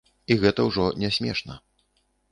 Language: Belarusian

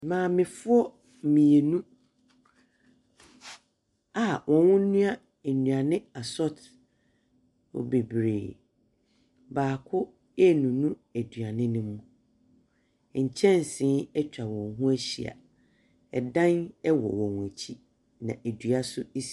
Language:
Akan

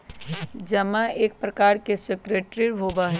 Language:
Magahi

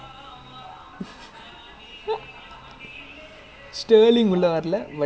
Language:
English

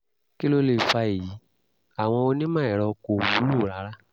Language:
Yoruba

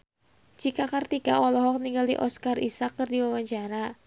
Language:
Sundanese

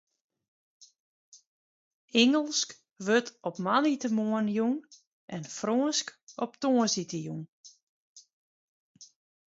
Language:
Western Frisian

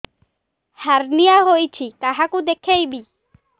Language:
Odia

